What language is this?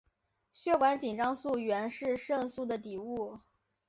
Chinese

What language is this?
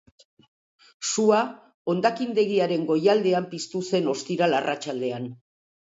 Basque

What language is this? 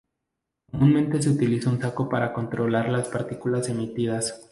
Spanish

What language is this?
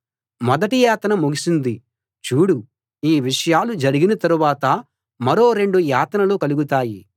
Telugu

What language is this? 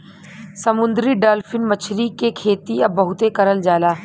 Bhojpuri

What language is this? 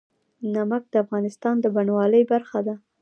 Pashto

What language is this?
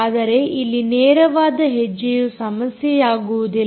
Kannada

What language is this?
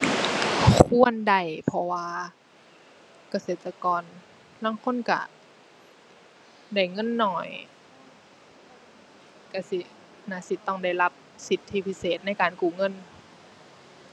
Thai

